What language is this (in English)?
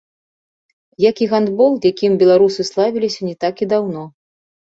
Belarusian